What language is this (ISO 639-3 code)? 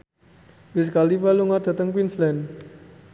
jav